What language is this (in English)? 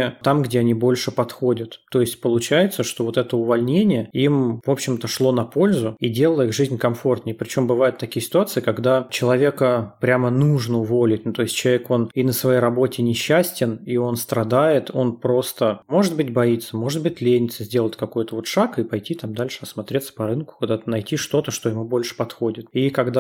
Russian